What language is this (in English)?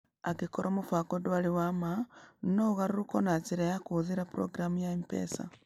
Kikuyu